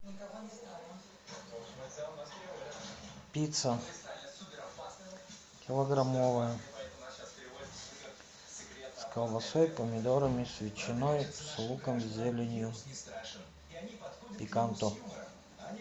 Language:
Russian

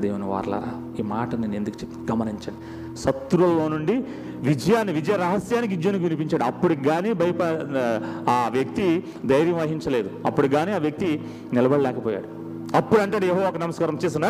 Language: Telugu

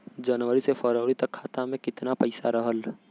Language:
Bhojpuri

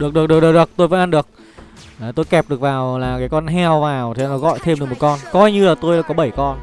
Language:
Vietnamese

